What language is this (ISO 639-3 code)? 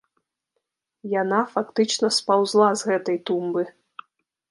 bel